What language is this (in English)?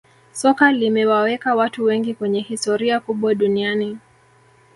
Swahili